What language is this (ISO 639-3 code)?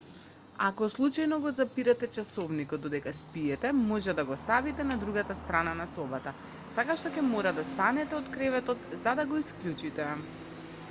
mkd